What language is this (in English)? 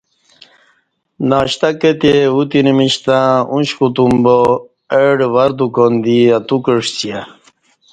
Kati